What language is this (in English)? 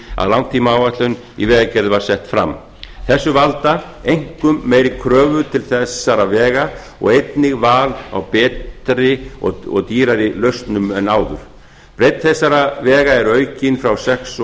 Icelandic